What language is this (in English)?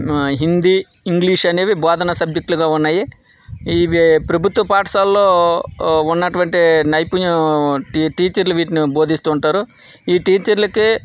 Telugu